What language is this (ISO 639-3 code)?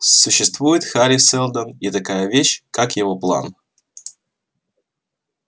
rus